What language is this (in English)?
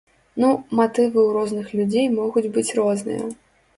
Belarusian